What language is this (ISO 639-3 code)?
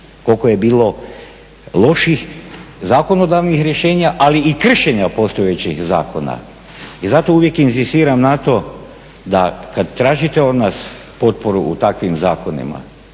hrv